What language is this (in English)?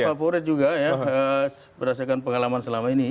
Indonesian